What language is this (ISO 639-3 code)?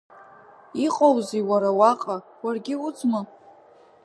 abk